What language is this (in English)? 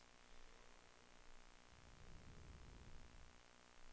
Danish